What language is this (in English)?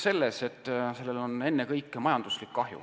Estonian